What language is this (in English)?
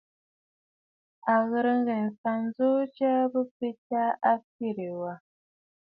Bafut